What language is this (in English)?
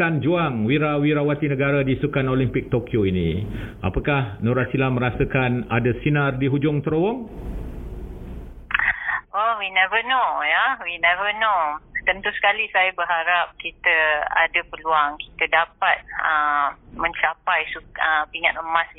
Malay